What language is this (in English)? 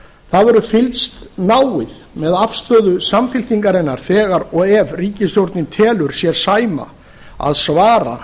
Icelandic